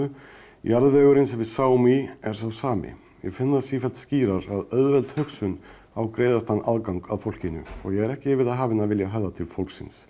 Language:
Icelandic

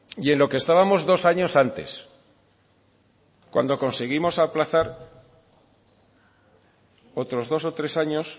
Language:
Spanish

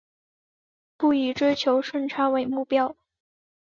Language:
Chinese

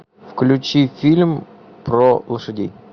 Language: Russian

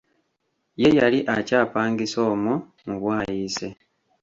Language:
Ganda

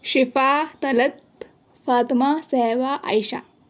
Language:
Urdu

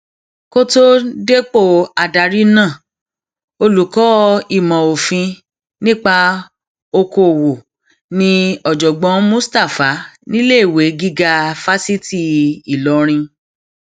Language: Yoruba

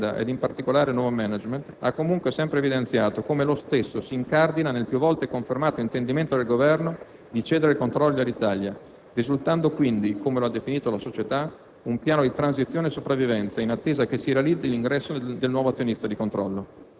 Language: Italian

